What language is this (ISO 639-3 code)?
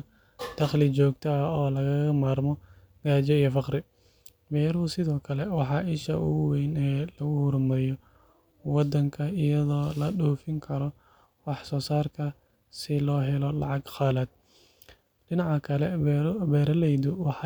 som